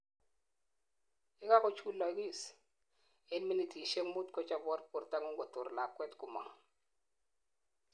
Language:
Kalenjin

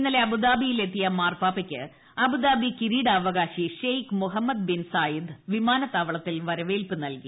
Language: Malayalam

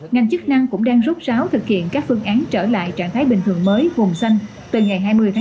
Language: Vietnamese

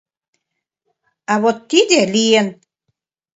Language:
Mari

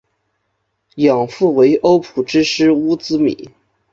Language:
Chinese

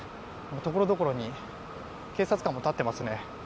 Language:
Japanese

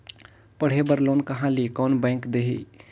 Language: Chhattisgarhi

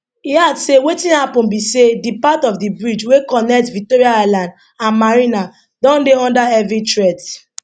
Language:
Nigerian Pidgin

